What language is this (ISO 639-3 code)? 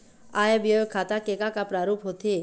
hne